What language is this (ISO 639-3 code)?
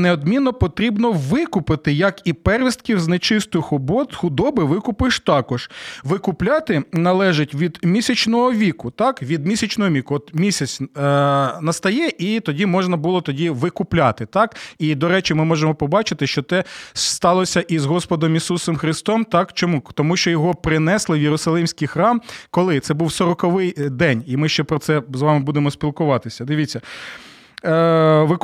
ukr